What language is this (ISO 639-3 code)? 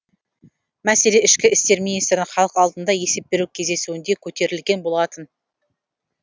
kaz